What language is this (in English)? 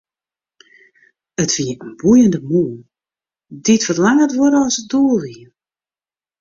Western Frisian